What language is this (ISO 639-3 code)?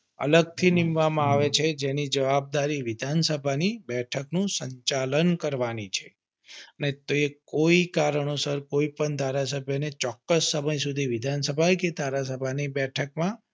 guj